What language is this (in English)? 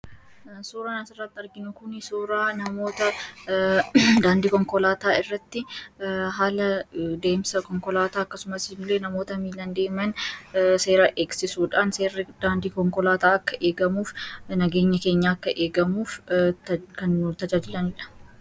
Oromo